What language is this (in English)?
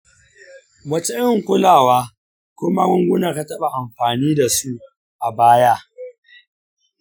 Hausa